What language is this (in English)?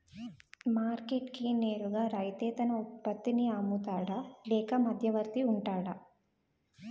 Telugu